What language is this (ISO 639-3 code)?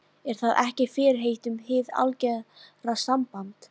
isl